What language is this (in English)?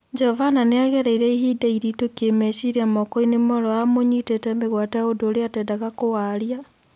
Kikuyu